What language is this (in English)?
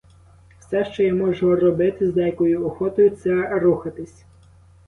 Ukrainian